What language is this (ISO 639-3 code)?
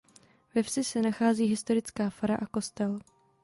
ces